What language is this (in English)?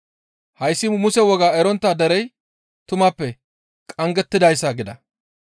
Gamo